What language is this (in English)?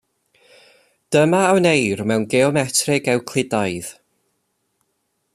Welsh